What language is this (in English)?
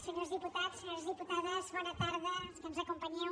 Catalan